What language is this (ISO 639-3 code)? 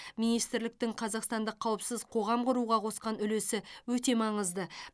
kaz